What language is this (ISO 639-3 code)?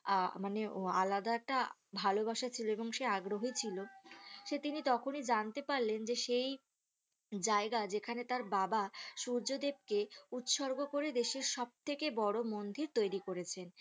ben